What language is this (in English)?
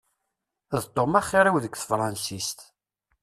Kabyle